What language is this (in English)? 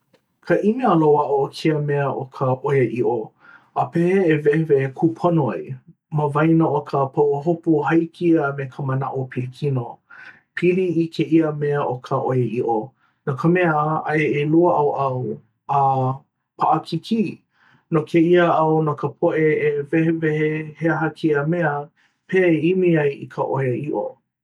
Hawaiian